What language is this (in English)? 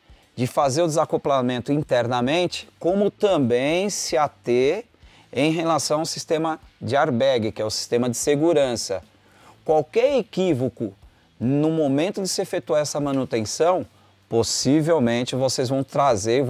Portuguese